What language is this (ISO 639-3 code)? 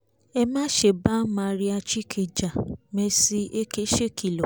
yor